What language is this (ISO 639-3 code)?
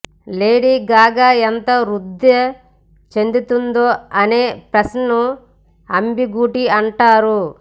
tel